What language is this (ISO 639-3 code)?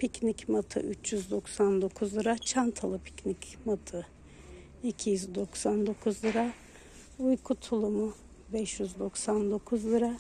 tur